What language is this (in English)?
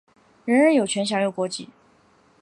Chinese